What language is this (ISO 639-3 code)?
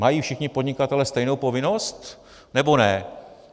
ces